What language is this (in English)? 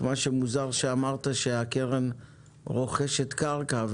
Hebrew